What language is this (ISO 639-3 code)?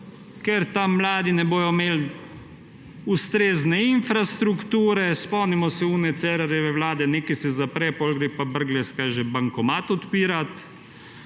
slv